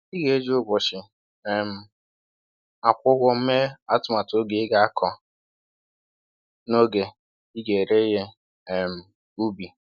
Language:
Igbo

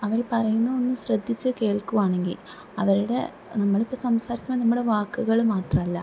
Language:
Malayalam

